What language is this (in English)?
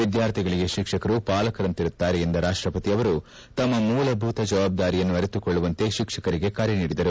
Kannada